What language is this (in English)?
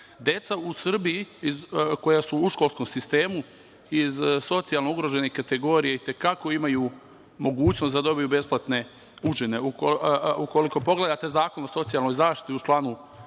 Serbian